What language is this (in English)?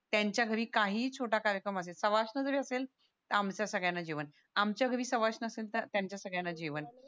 Marathi